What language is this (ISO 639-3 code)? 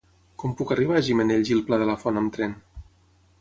cat